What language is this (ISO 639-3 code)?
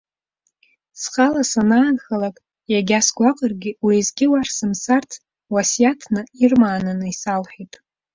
abk